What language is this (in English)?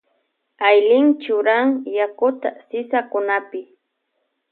Loja Highland Quichua